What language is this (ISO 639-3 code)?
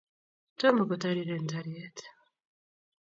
kln